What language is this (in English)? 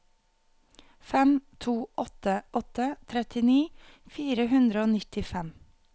Norwegian